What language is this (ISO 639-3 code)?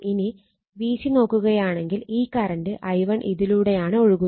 mal